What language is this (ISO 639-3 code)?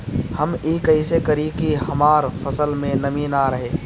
bho